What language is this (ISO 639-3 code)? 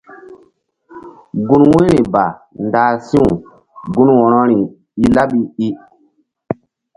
mdd